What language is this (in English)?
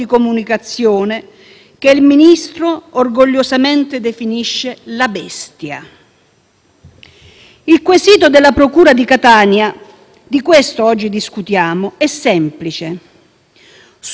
Italian